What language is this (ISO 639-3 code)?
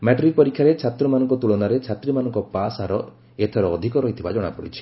ori